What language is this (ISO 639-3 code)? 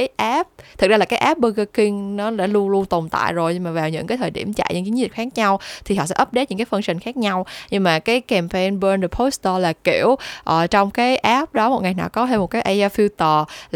vie